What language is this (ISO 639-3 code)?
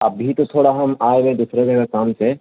urd